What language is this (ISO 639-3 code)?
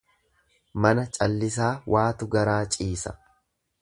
orm